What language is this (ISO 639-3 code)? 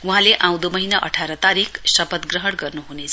nep